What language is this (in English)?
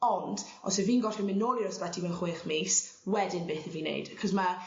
Welsh